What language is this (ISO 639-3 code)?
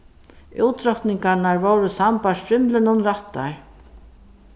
fao